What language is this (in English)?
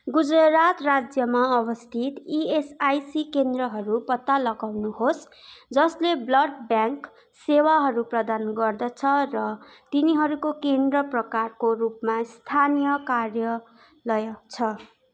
Nepali